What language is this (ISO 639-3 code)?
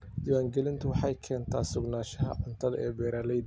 som